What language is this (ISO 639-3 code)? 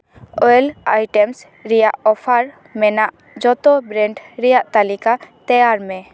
sat